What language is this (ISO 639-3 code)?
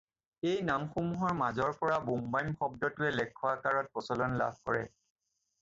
asm